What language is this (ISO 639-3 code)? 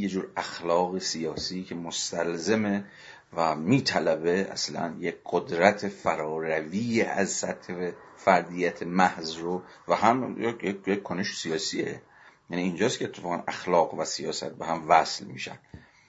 fas